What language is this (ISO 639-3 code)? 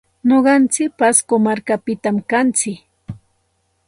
qxt